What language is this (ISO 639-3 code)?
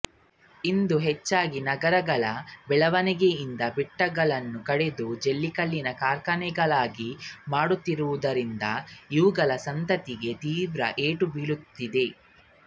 kan